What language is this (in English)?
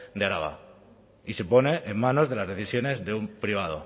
Spanish